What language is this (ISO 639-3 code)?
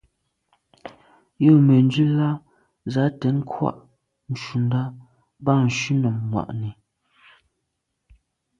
byv